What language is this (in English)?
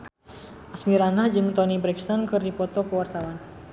Sundanese